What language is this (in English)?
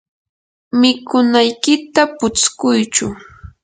Yanahuanca Pasco Quechua